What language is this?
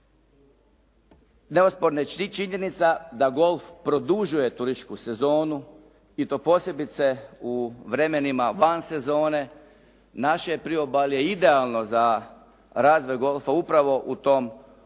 Croatian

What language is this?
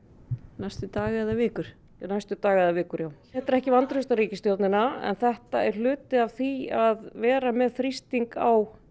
Icelandic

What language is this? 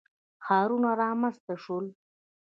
Pashto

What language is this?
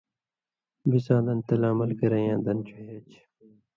Indus Kohistani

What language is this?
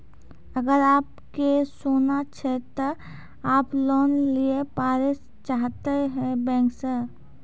Maithili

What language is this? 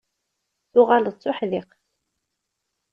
Kabyle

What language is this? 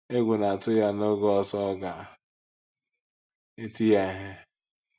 Igbo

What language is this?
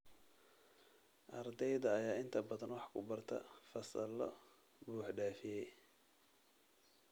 Somali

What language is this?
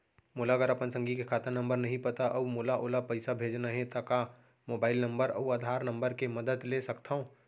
Chhattisgarhi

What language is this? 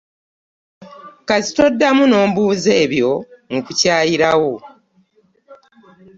Ganda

